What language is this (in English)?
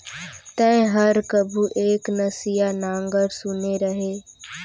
Chhattisgarhi